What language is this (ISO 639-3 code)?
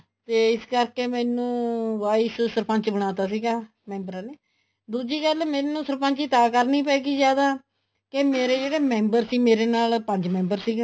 pan